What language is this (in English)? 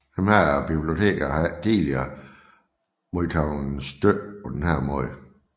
Danish